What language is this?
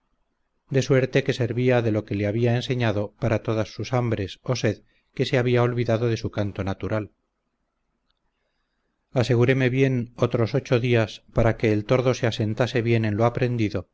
Spanish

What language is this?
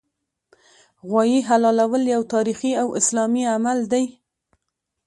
Pashto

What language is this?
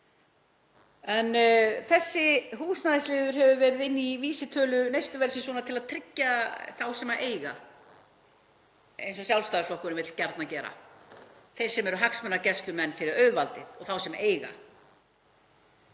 Icelandic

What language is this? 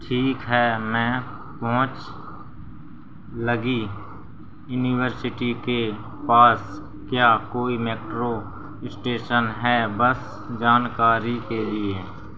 Hindi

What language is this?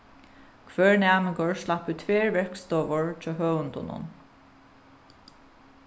Faroese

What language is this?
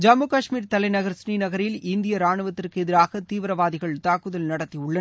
Tamil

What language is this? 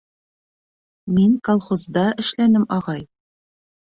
Bashkir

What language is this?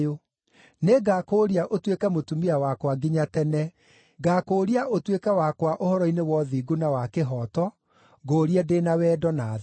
Kikuyu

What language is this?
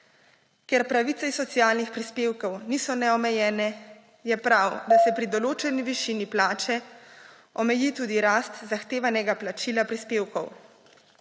Slovenian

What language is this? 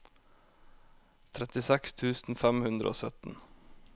Norwegian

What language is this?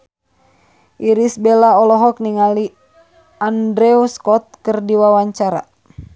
Sundanese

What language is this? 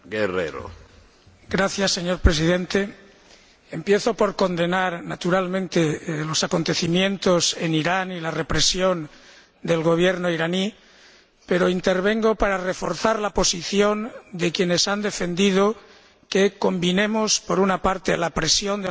Spanish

